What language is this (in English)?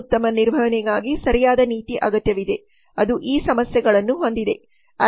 Kannada